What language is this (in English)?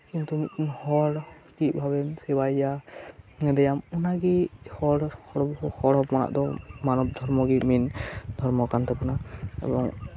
Santali